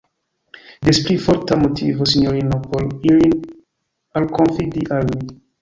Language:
Esperanto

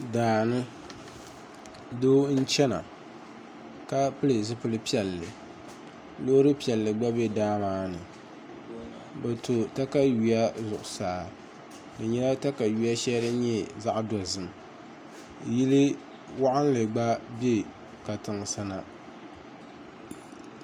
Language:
Dagbani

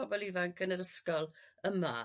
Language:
Welsh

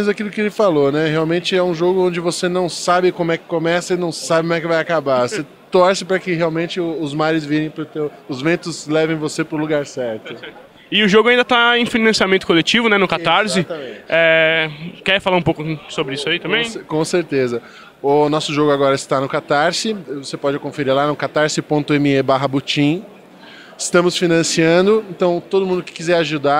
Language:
Portuguese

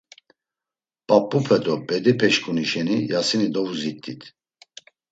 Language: Laz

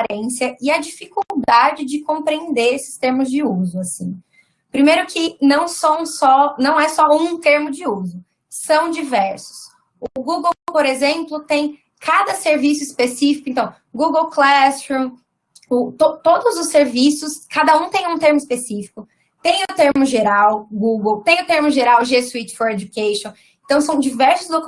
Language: Portuguese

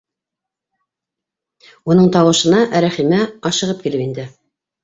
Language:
Bashkir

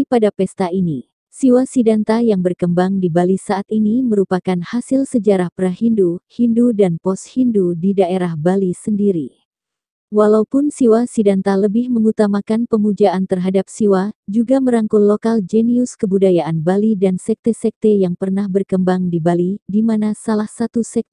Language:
Indonesian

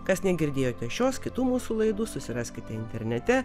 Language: Lithuanian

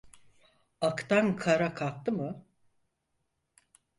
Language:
Turkish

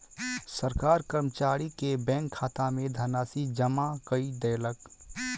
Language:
Maithili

